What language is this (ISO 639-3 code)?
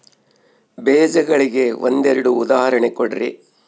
kan